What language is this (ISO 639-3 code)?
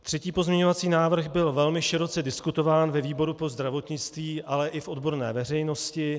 ces